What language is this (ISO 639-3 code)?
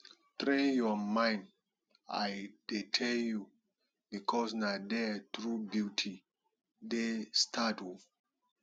pcm